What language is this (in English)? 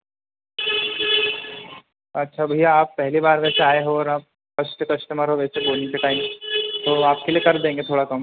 Hindi